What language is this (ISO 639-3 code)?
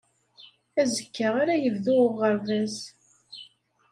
kab